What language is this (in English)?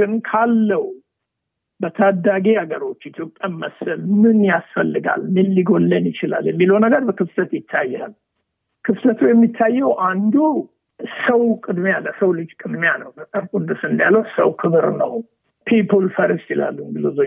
Amharic